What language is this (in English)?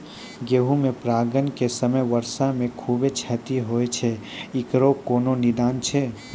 Maithili